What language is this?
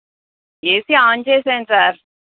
Telugu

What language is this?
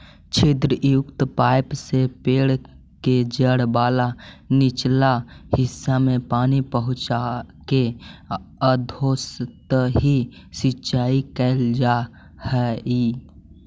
Magahi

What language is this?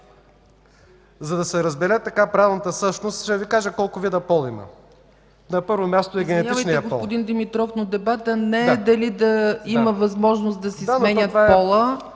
Bulgarian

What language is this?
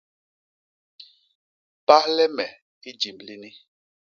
Basaa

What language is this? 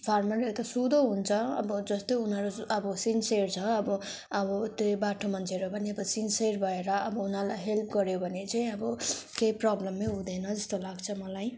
Nepali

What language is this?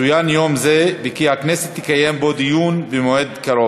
Hebrew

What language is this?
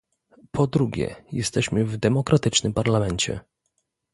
Polish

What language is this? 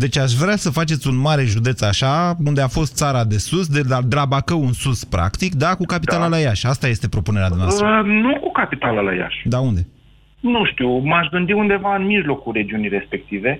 Romanian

